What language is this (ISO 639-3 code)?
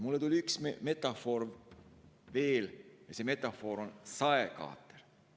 est